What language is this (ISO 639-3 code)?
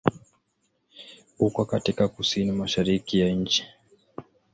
swa